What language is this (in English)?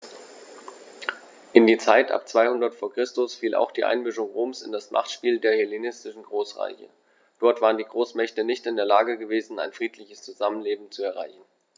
German